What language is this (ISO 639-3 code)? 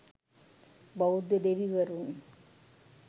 sin